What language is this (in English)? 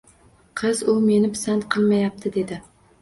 Uzbek